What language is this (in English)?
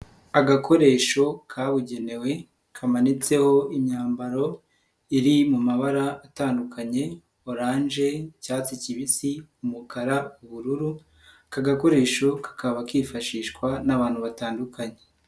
Kinyarwanda